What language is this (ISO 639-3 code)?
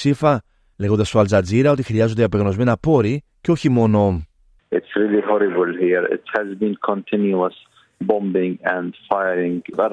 ell